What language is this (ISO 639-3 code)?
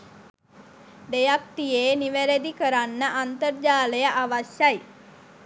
sin